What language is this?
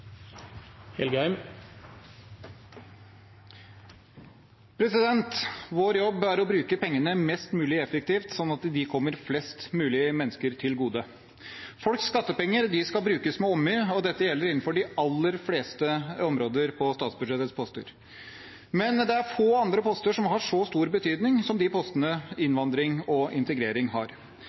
Norwegian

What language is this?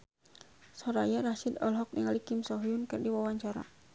Sundanese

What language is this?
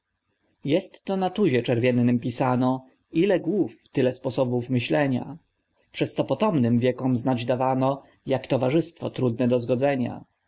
Polish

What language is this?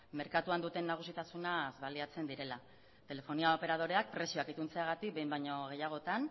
Basque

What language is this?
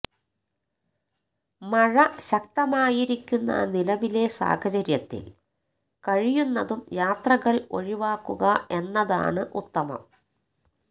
Malayalam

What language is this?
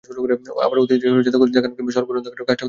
Bangla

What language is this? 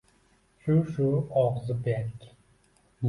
Uzbek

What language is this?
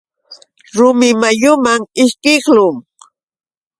Yauyos Quechua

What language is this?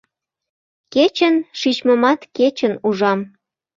Mari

